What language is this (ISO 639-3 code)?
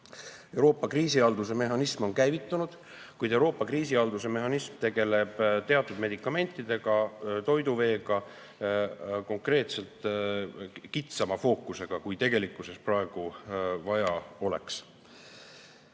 est